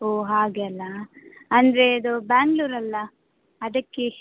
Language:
Kannada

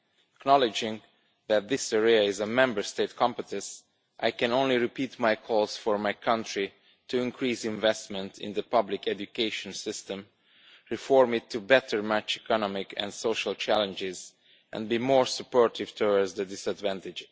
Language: English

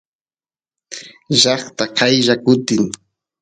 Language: Santiago del Estero Quichua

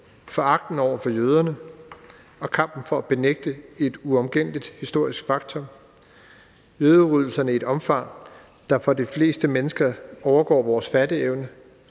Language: Danish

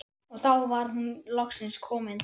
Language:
Icelandic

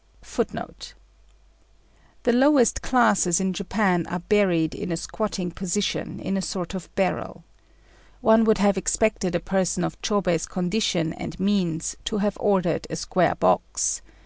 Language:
English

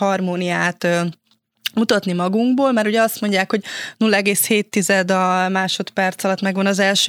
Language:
Hungarian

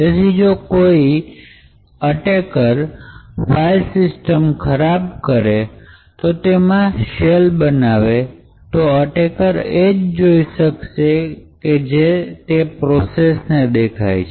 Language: Gujarati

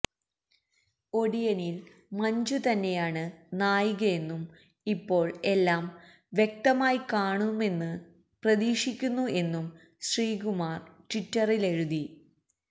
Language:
Malayalam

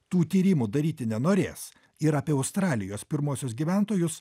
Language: Lithuanian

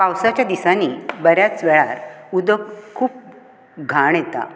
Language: Konkani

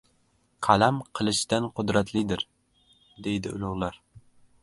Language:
Uzbek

